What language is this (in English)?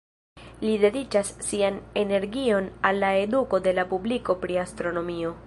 Esperanto